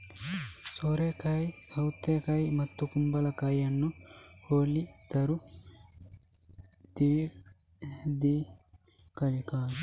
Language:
Kannada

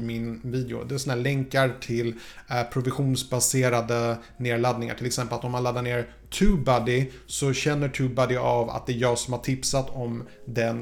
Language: Swedish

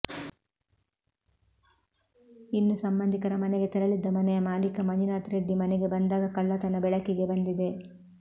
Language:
Kannada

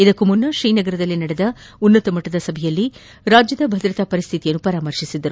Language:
Kannada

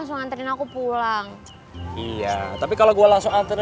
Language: Indonesian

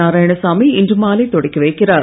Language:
Tamil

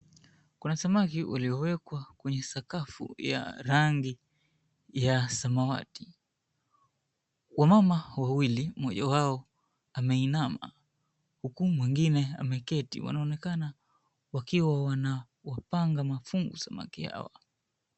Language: Swahili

